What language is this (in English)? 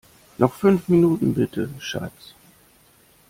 German